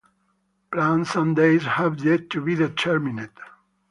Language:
English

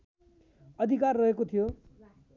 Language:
Nepali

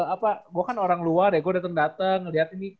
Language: Indonesian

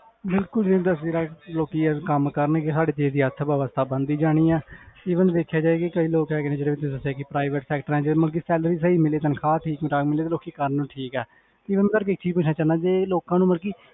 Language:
Punjabi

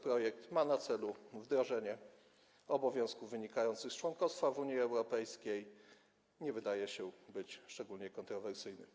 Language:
Polish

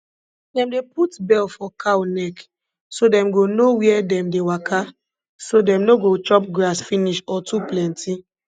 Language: Nigerian Pidgin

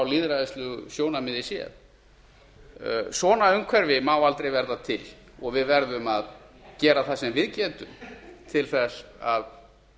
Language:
Icelandic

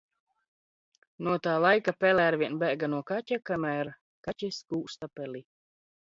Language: Latvian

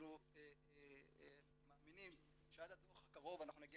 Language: Hebrew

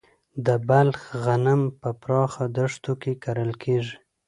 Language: Pashto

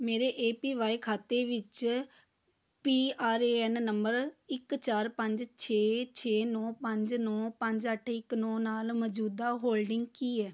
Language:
Punjabi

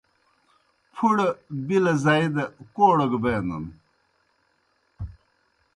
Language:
Kohistani Shina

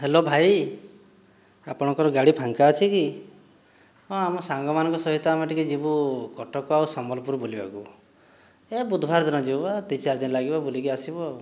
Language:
Odia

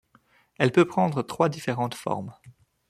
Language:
French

